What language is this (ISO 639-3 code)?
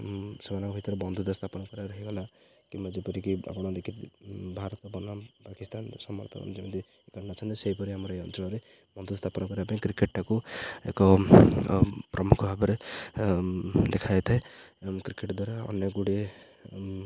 ori